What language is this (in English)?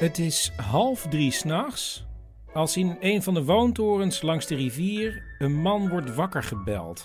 Dutch